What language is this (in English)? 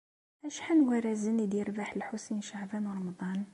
Kabyle